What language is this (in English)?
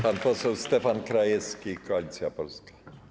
Polish